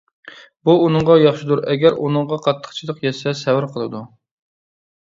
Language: Uyghur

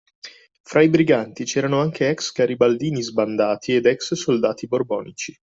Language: Italian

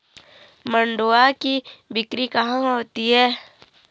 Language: Hindi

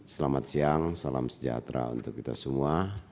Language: Indonesian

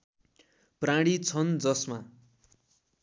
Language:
Nepali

